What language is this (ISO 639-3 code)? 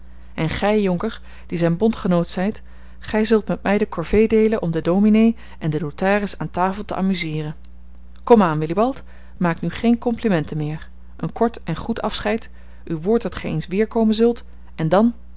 nld